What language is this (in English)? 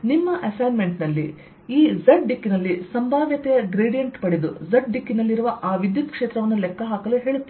Kannada